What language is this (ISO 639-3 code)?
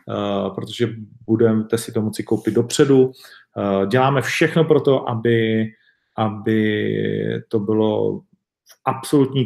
ces